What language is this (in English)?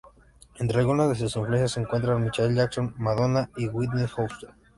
Spanish